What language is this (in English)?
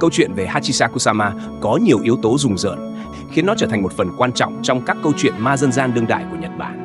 Vietnamese